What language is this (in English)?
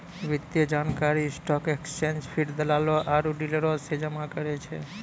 Maithili